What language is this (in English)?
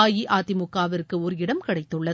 Tamil